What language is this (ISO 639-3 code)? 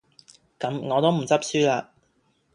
yue